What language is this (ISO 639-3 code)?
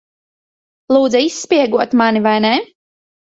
lav